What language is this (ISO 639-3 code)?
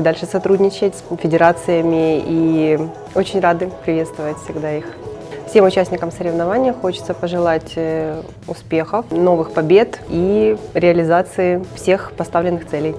rus